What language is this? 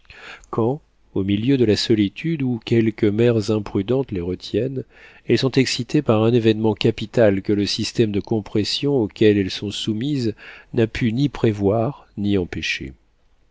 French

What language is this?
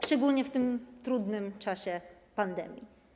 Polish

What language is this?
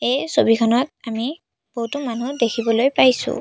Assamese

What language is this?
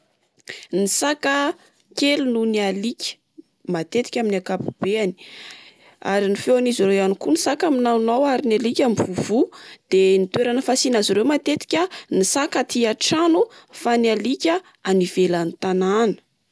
Malagasy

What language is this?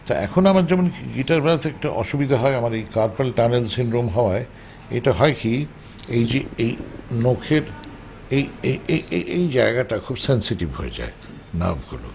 Bangla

